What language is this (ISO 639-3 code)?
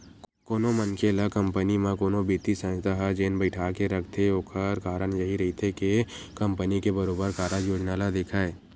hne